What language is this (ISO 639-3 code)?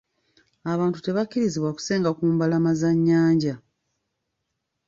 lug